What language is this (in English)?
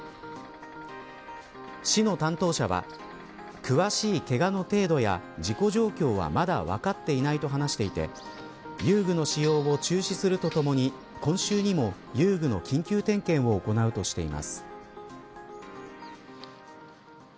Japanese